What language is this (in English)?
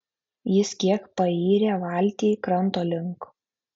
Lithuanian